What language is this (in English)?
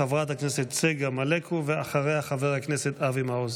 Hebrew